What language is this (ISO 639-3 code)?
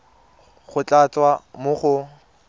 tsn